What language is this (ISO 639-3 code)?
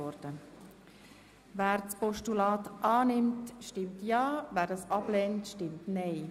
gsw